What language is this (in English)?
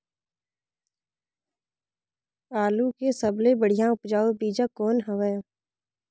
Chhattisgarhi